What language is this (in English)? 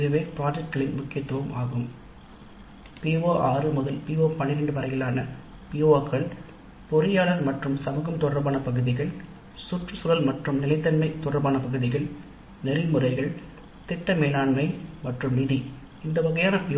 Tamil